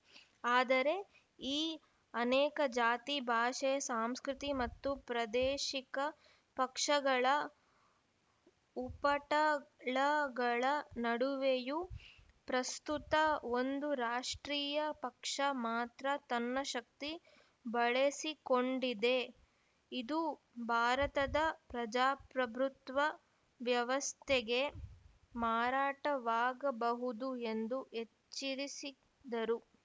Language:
Kannada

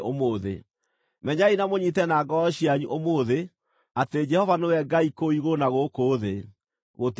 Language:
Kikuyu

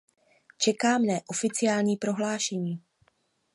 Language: Czech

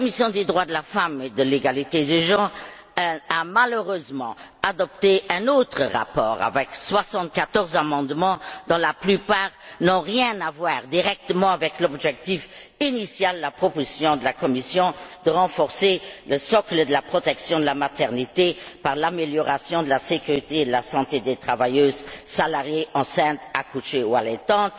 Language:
French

